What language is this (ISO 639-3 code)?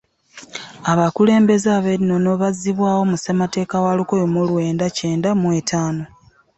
lug